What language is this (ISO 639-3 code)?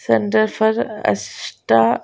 tel